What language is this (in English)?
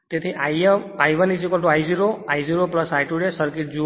Gujarati